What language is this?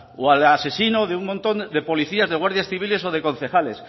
Spanish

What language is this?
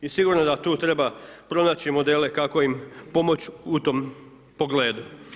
Croatian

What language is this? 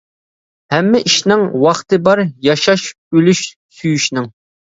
Uyghur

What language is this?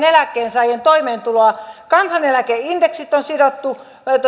Finnish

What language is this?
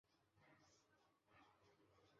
Chinese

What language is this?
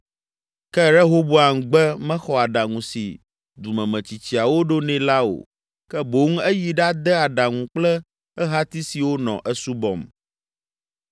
Ewe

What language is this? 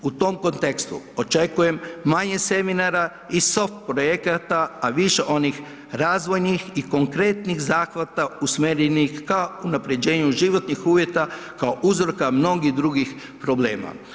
Croatian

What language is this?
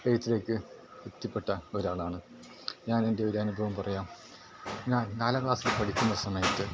Malayalam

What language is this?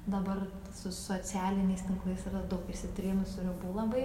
Lithuanian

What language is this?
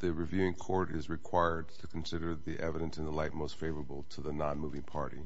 English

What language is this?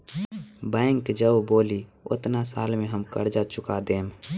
Bhojpuri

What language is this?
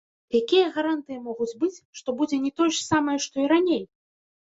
Belarusian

